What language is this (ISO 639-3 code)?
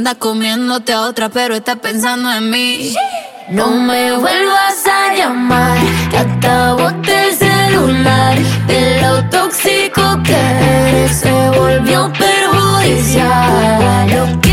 spa